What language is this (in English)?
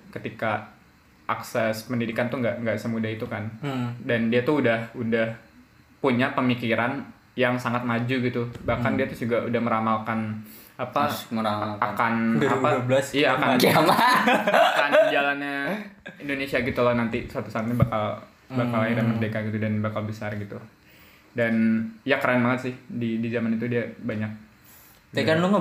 Indonesian